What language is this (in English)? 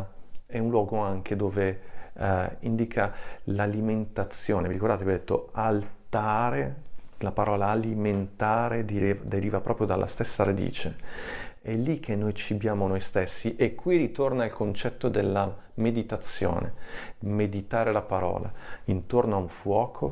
Italian